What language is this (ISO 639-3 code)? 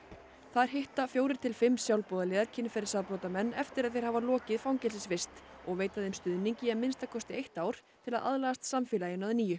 isl